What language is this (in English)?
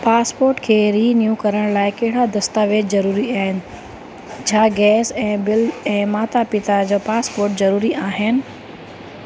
Sindhi